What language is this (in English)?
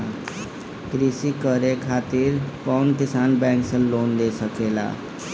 Bhojpuri